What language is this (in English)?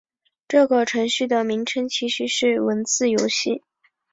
Chinese